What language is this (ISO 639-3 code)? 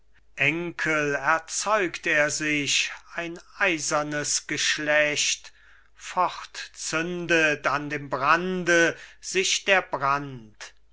deu